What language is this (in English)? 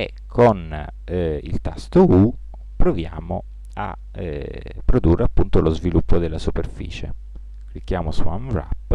Italian